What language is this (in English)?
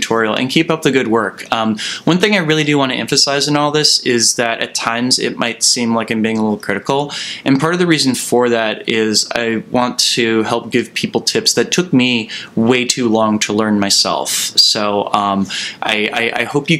English